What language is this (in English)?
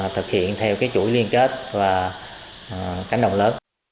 Vietnamese